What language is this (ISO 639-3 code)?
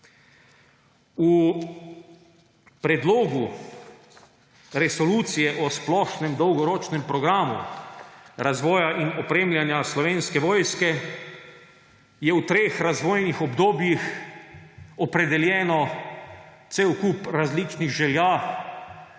slv